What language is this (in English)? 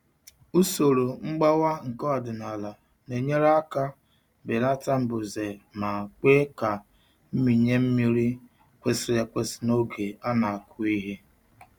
Igbo